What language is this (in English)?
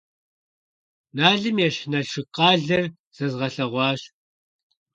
Kabardian